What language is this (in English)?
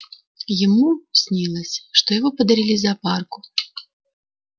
Russian